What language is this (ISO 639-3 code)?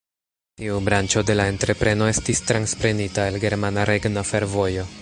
epo